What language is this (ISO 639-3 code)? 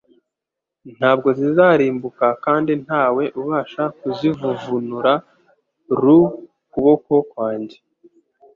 kin